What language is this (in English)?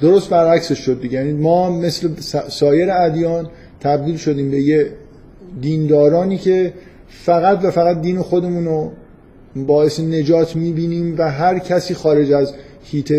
Persian